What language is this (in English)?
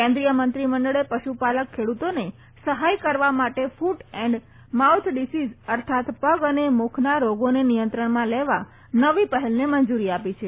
Gujarati